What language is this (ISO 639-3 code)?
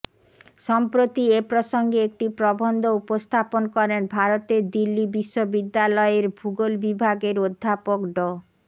ben